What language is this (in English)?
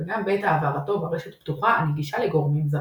Hebrew